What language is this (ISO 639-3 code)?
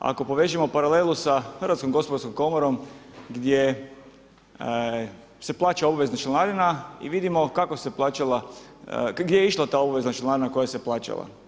hrv